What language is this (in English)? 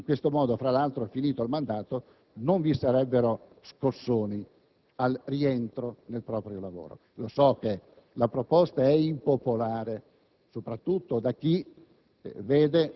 Italian